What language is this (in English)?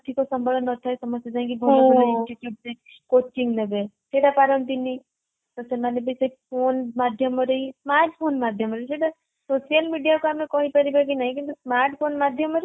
Odia